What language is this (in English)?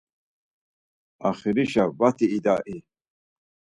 Laz